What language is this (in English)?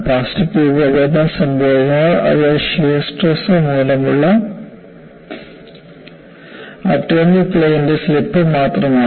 Malayalam